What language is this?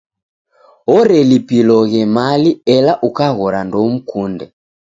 Taita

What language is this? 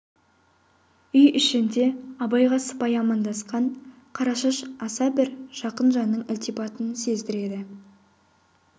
Kazakh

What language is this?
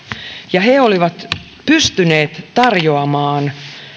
Finnish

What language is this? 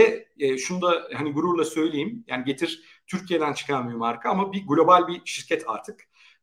Turkish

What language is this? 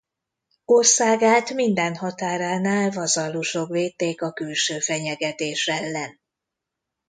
Hungarian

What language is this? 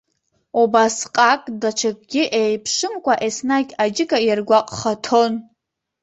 Abkhazian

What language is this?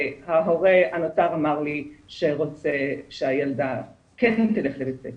Hebrew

